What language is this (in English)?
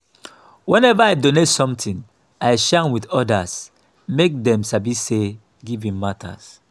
Nigerian Pidgin